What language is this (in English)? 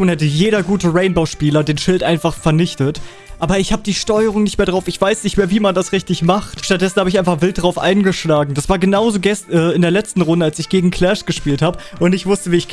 German